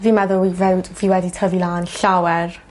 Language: Welsh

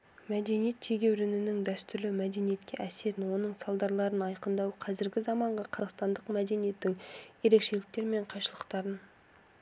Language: Kazakh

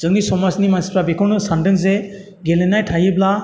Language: Bodo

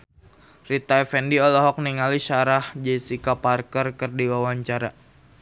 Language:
Sundanese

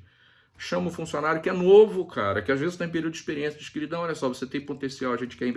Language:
Portuguese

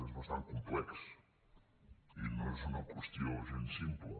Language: Catalan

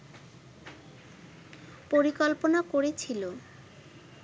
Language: Bangla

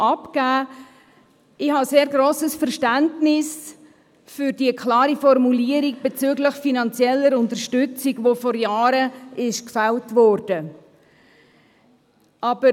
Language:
Swiss German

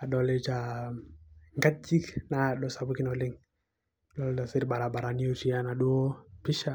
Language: Masai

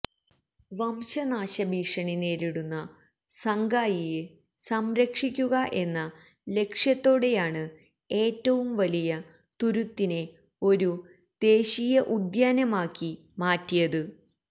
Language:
Malayalam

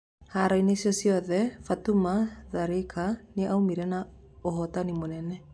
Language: Kikuyu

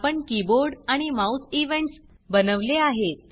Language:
Marathi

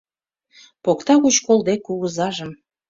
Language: Mari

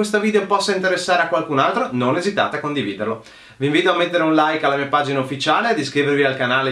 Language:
Italian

